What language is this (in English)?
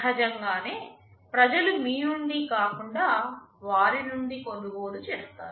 Telugu